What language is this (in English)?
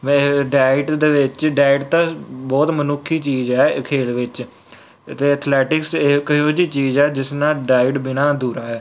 Punjabi